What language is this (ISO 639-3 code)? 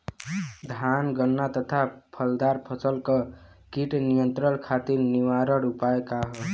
bho